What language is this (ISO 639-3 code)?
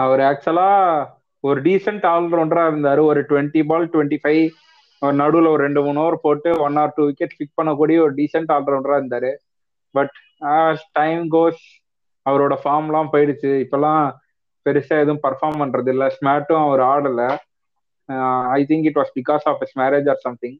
tam